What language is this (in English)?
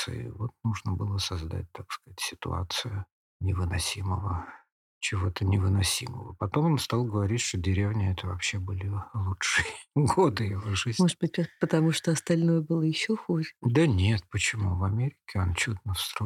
Russian